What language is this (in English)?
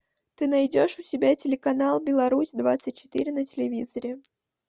Russian